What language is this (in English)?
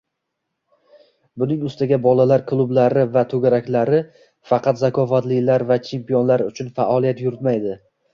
Uzbek